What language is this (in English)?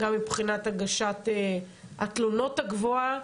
Hebrew